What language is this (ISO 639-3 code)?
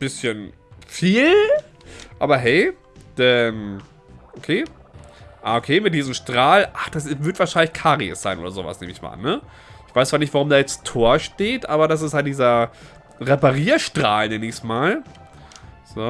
deu